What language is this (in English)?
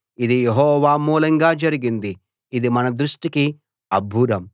Telugu